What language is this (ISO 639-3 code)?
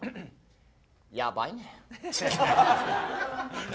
jpn